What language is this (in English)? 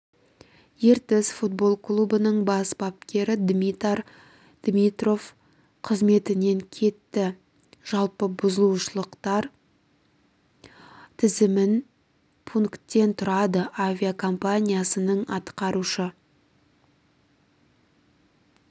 Kazakh